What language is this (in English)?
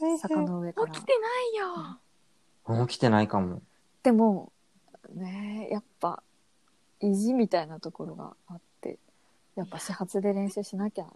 Japanese